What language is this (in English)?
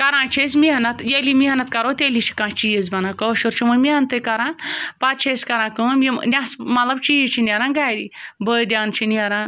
Kashmiri